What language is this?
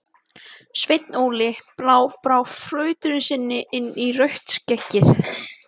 Icelandic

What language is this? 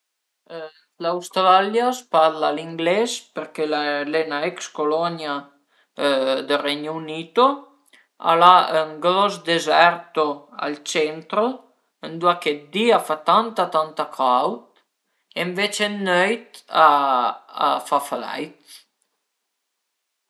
Piedmontese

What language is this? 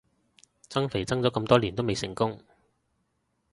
Cantonese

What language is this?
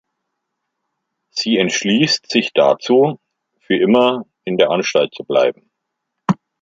German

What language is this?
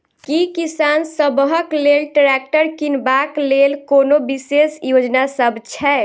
Maithili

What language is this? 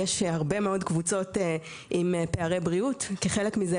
Hebrew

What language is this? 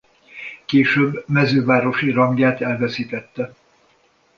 Hungarian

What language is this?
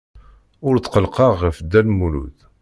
Kabyle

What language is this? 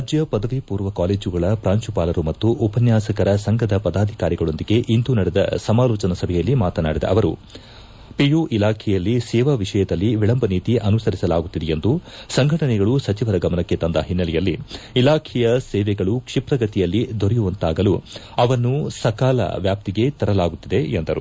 Kannada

